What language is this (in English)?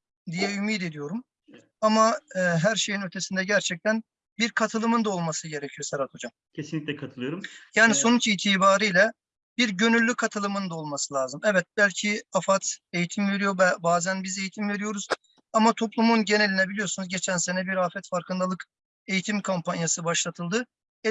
Turkish